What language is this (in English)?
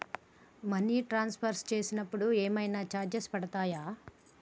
Telugu